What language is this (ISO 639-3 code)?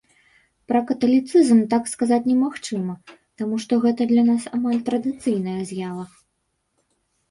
bel